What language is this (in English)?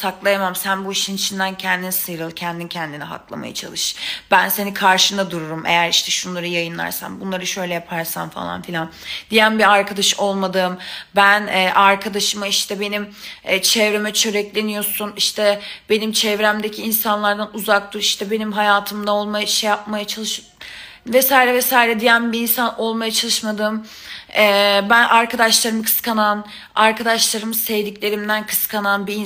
Turkish